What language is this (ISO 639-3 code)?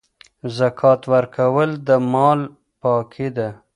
pus